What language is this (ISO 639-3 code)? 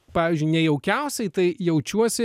lit